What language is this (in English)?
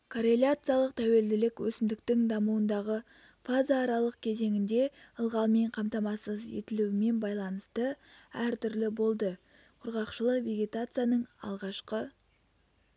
Kazakh